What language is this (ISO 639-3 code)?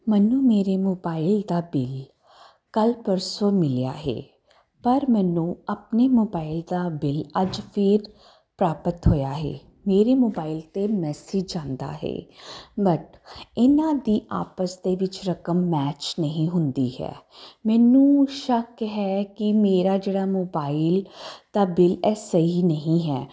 pan